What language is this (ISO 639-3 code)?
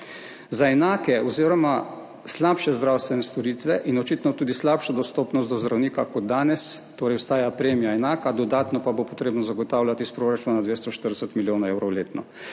slv